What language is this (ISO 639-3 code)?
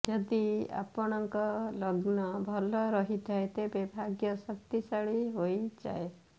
ori